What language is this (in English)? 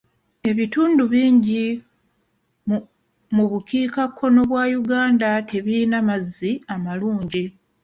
Ganda